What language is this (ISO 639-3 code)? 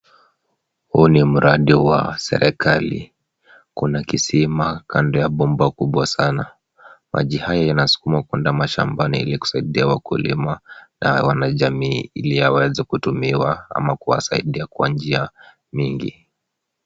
swa